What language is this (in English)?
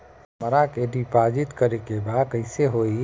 Bhojpuri